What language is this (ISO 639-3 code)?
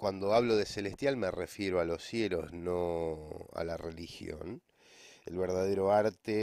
spa